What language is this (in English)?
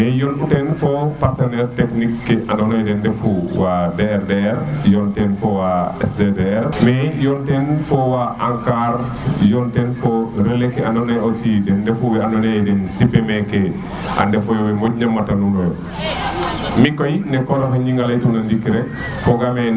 Serer